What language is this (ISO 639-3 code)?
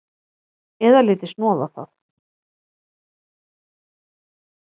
isl